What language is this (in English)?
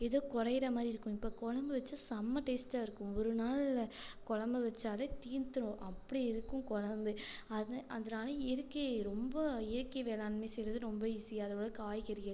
Tamil